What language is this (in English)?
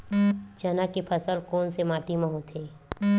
Chhattisgarhi